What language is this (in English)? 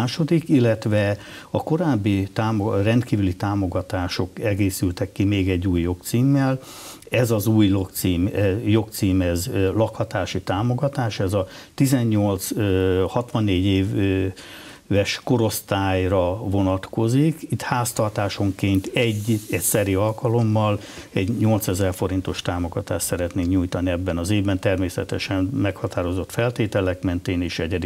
Hungarian